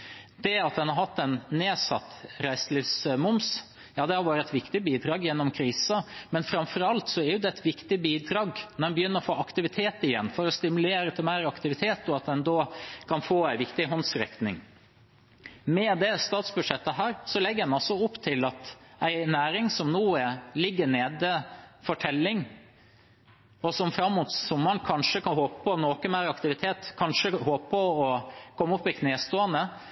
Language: Norwegian Bokmål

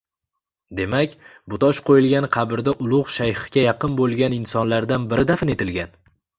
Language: Uzbek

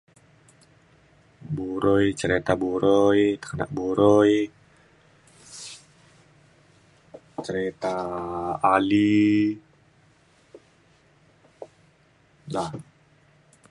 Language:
Mainstream Kenyah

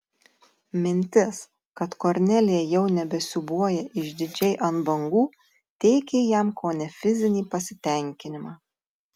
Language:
Lithuanian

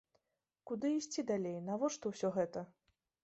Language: Belarusian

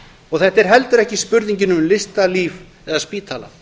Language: Icelandic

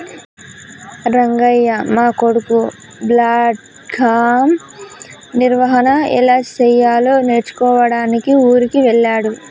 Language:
Telugu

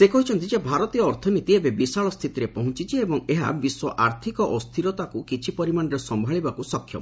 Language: Odia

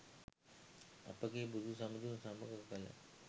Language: Sinhala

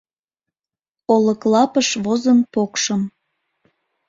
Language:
Mari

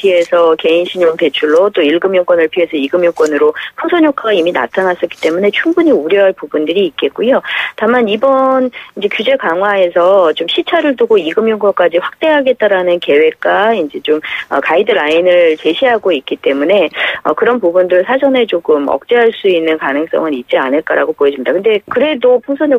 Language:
Korean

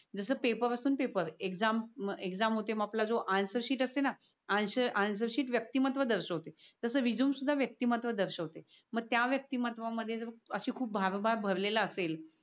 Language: Marathi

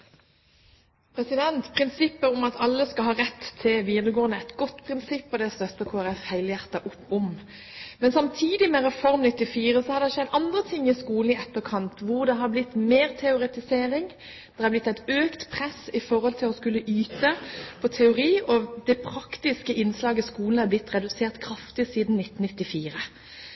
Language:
Norwegian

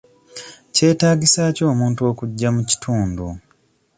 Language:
Ganda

